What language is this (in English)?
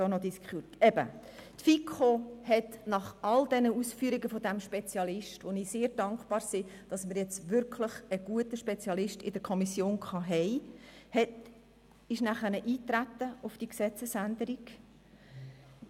Swiss German